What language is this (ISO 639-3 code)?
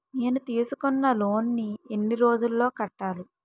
tel